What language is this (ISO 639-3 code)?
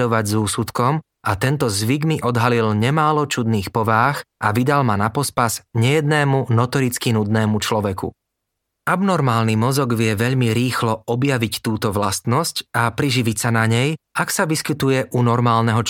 slk